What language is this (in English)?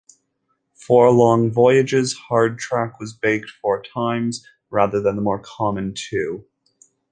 English